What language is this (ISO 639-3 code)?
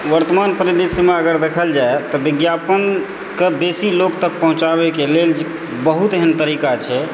mai